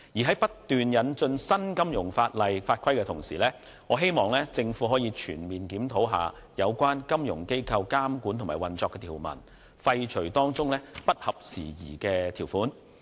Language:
Cantonese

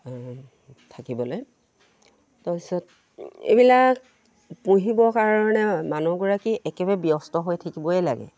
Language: Assamese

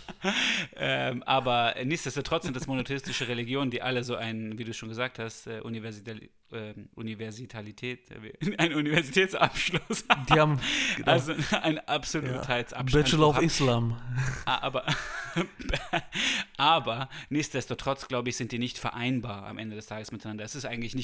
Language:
German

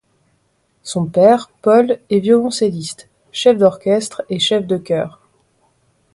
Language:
French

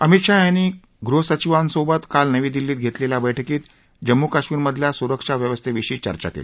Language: Marathi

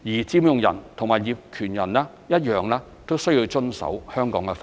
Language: Cantonese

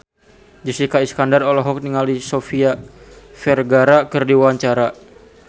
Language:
Sundanese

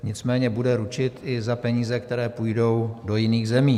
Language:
Czech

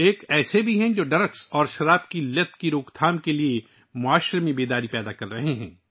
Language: Urdu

